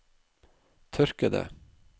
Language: Norwegian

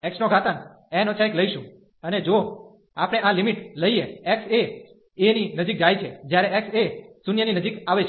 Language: Gujarati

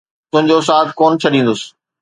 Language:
Sindhi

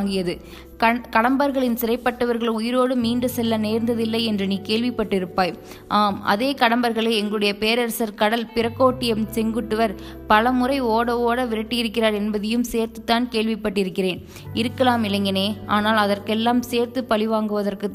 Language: Tamil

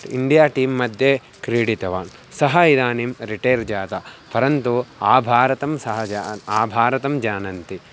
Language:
Sanskrit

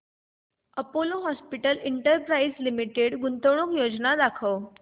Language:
Marathi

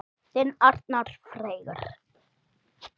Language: Icelandic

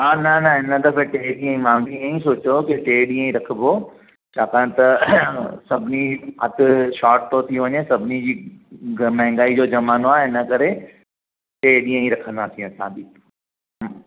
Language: Sindhi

